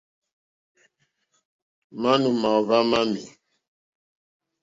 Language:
Mokpwe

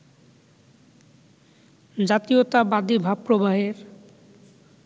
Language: Bangla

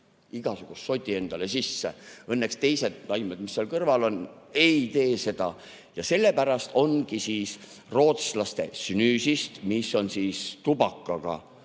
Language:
Estonian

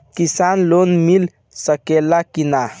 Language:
Bhojpuri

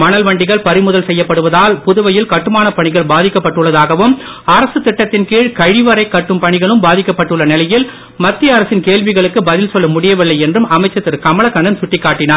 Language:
Tamil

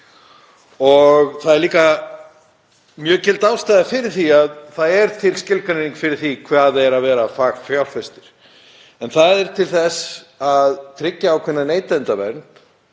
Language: Icelandic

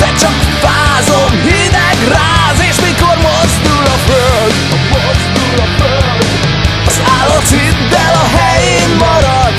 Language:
Hungarian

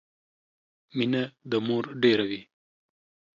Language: Pashto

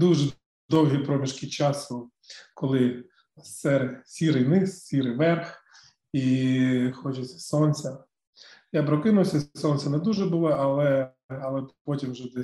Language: Ukrainian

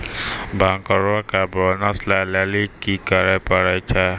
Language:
Maithili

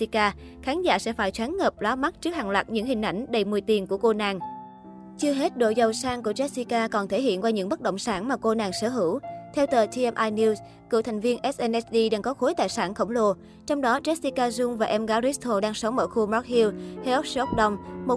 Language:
Vietnamese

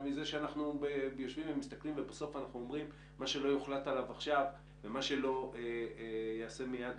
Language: Hebrew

